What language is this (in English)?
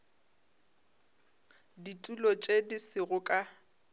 Northern Sotho